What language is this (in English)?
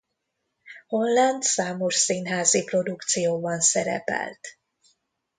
Hungarian